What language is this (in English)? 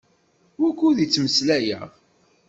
Kabyle